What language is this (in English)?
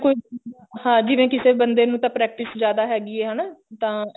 Punjabi